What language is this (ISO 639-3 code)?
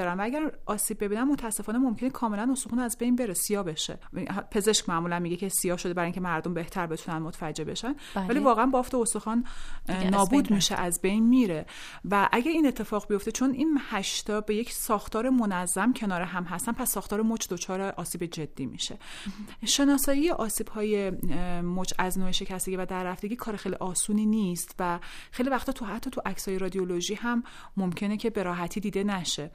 fas